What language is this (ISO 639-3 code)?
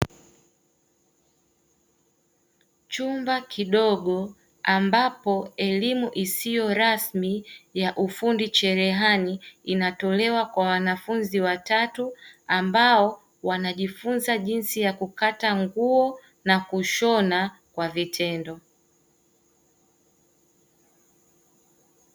swa